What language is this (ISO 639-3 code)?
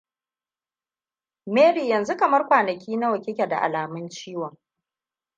hau